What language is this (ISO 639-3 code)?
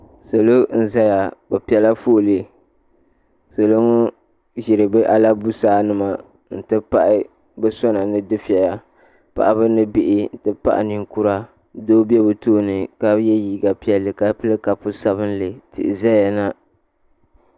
dag